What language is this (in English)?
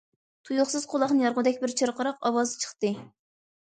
Uyghur